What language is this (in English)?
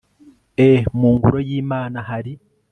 Kinyarwanda